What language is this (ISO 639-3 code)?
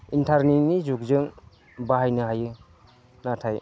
brx